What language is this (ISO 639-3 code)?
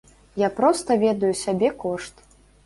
bel